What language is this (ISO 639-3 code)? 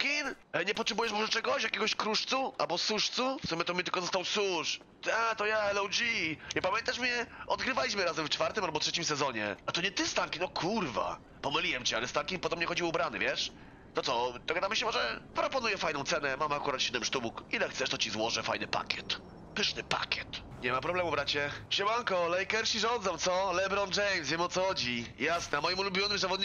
pol